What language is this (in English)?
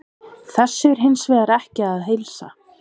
Icelandic